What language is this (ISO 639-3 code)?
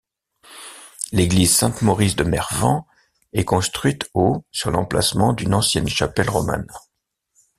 fra